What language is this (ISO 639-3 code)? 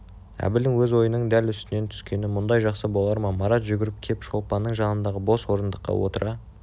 kaz